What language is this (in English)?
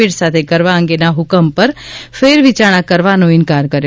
Gujarati